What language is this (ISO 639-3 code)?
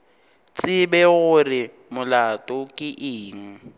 nso